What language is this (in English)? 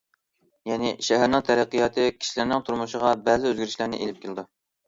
Uyghur